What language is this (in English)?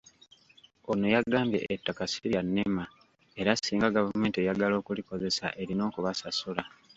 Ganda